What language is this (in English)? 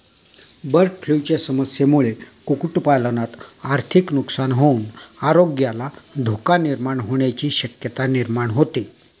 Marathi